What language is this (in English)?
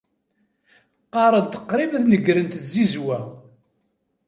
Kabyle